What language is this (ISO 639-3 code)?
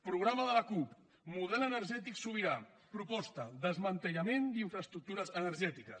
cat